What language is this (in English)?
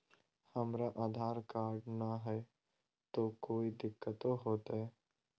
Magahi